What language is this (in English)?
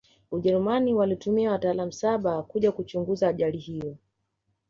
Swahili